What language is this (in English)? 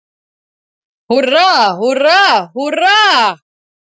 Icelandic